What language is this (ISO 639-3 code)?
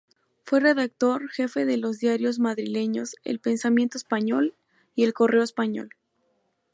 spa